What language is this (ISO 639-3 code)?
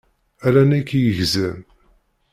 kab